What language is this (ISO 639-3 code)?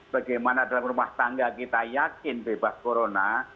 ind